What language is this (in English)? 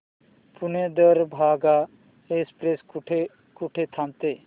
Marathi